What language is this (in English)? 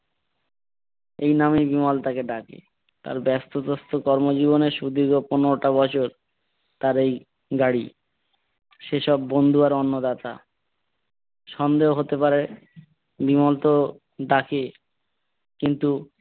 Bangla